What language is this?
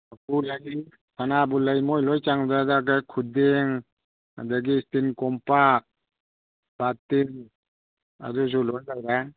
Manipuri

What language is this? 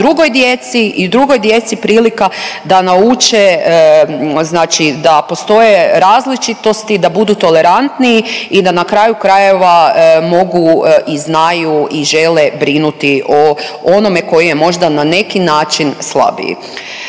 Croatian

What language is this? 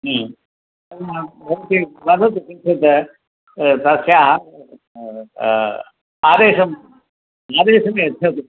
Sanskrit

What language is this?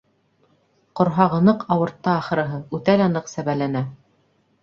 Bashkir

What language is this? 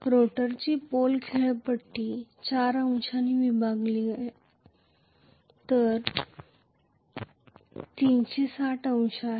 Marathi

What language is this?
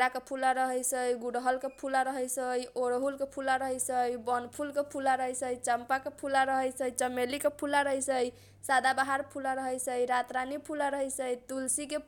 Kochila Tharu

